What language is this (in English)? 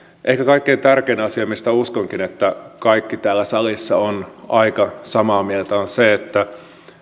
Finnish